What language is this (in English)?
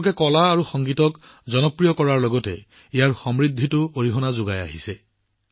Assamese